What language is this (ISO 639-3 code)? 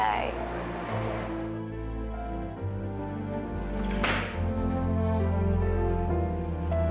ind